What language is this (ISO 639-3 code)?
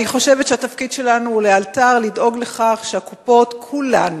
heb